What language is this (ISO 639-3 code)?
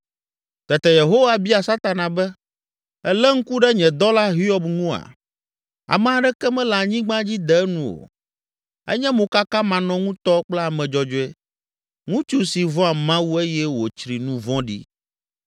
ewe